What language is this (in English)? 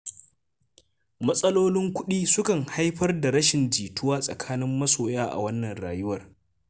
Hausa